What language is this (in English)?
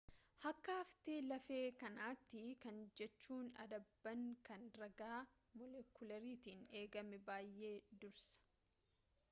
Oromo